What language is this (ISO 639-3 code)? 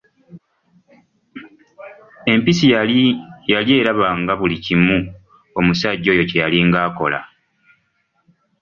lug